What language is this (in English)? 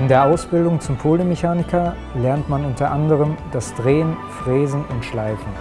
German